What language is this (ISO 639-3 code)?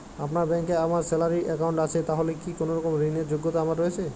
ben